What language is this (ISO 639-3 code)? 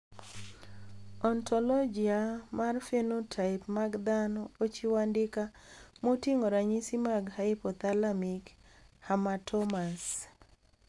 luo